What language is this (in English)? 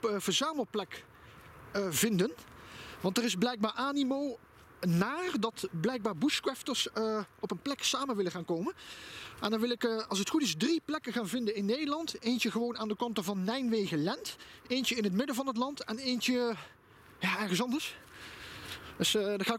Dutch